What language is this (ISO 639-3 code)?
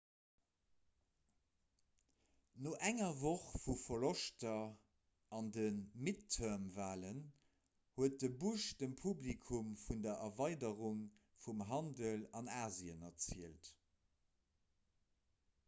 ltz